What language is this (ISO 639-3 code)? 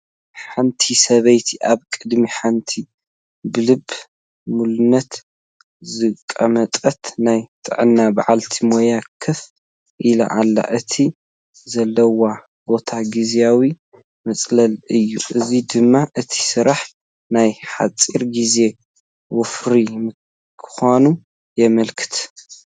tir